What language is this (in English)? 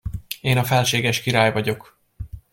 Hungarian